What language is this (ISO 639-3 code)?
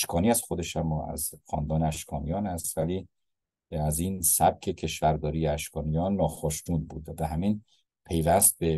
fas